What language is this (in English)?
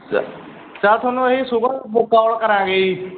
Punjabi